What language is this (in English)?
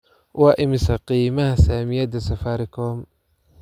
Somali